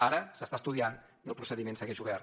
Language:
Catalan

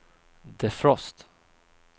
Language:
Swedish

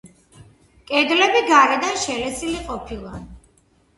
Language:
Georgian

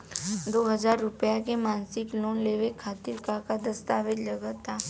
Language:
Bhojpuri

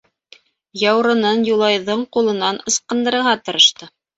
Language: Bashkir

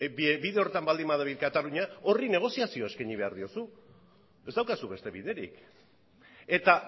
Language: Basque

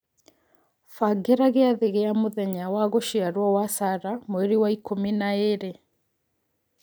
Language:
Kikuyu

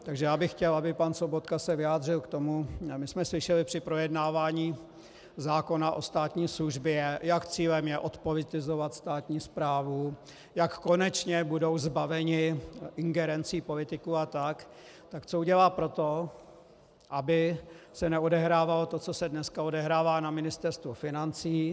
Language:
Czech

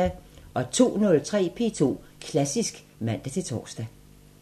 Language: Danish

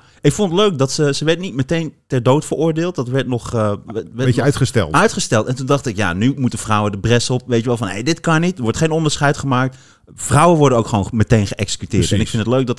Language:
Dutch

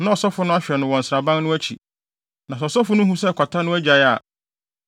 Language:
Akan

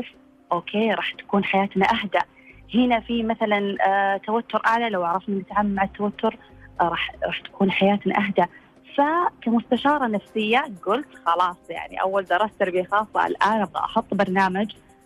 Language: Arabic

